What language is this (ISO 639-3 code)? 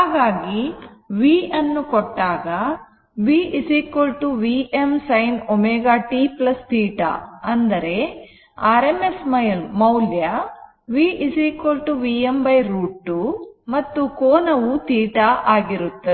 kan